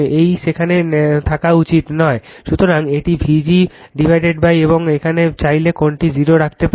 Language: Bangla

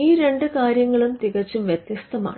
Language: Malayalam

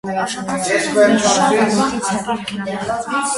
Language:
Armenian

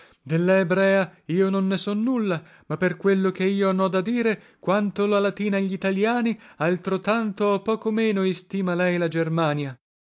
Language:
Italian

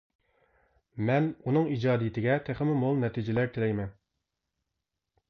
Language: Uyghur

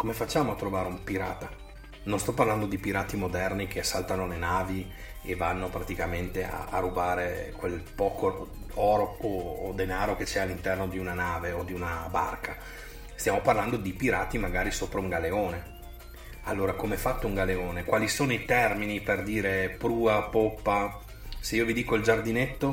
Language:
Italian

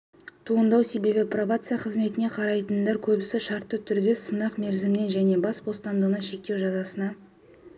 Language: Kazakh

